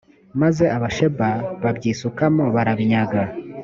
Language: Kinyarwanda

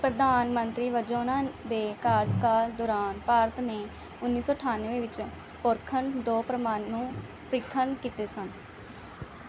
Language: Punjabi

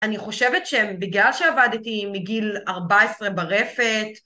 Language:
Hebrew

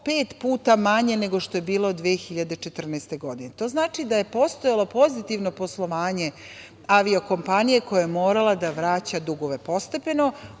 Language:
Serbian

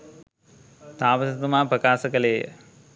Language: Sinhala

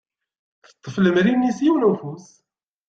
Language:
Kabyle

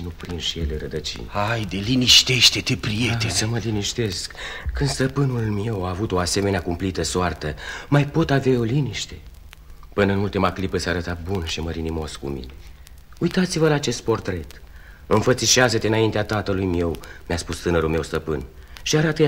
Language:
Romanian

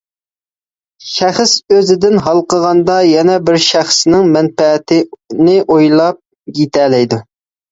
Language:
Uyghur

